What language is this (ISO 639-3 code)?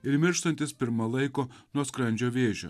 lit